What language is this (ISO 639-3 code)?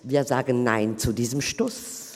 gsw